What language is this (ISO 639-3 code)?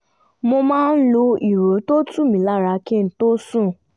yor